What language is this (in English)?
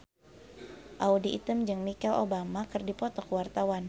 Sundanese